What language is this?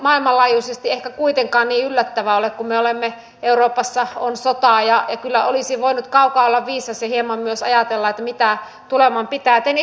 Finnish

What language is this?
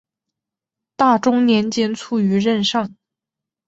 Chinese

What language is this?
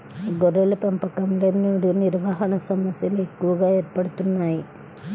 Telugu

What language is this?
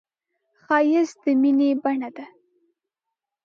Pashto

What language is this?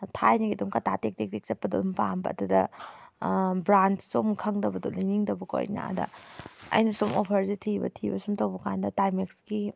Manipuri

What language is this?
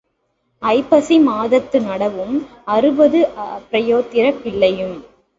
Tamil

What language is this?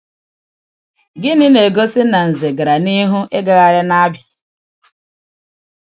Igbo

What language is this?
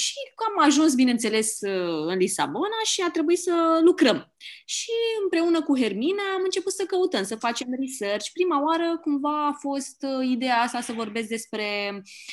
Romanian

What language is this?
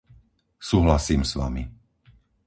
Slovak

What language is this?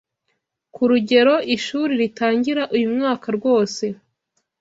Kinyarwanda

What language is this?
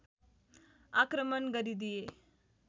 Nepali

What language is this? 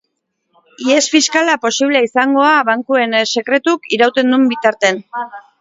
Basque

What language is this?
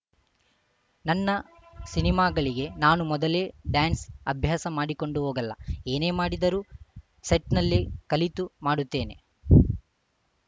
Kannada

